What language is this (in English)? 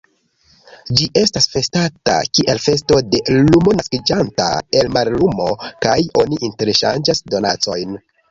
Esperanto